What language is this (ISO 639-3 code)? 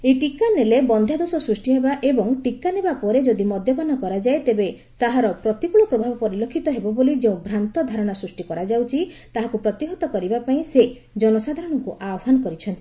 ori